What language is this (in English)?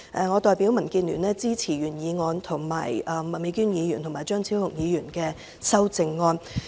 Cantonese